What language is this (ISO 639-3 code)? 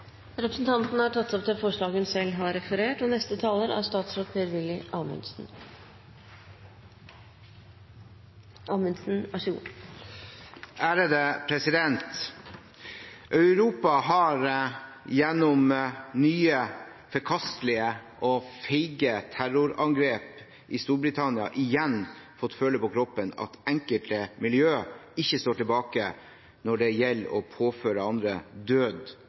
nor